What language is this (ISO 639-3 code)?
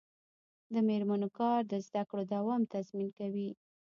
pus